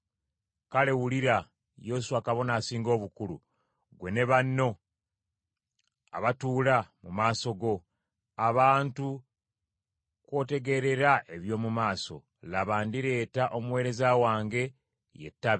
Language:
Ganda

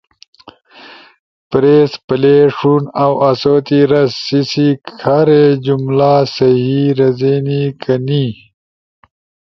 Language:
Ushojo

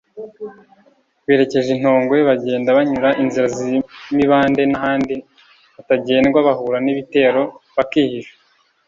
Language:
Kinyarwanda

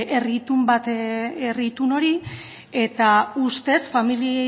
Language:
Basque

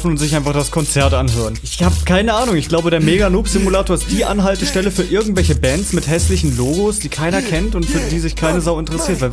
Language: German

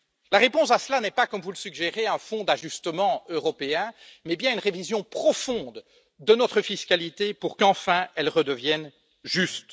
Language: French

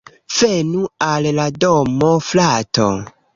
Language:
Esperanto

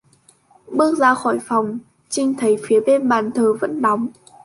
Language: Vietnamese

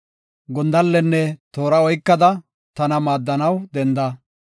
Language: Gofa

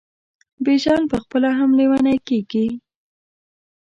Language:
Pashto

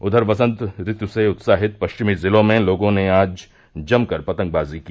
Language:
Hindi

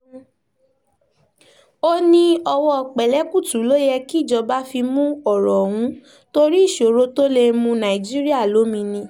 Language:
Yoruba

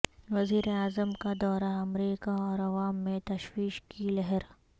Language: Urdu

